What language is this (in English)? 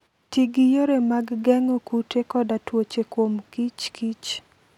Luo (Kenya and Tanzania)